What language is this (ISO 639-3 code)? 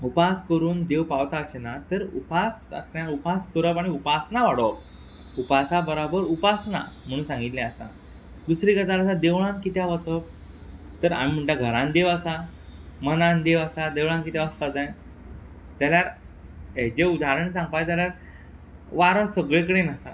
kok